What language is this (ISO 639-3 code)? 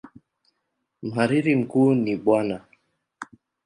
swa